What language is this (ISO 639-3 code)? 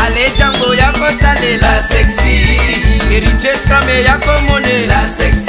fra